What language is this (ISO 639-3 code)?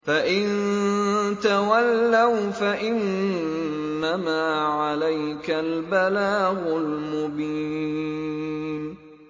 ara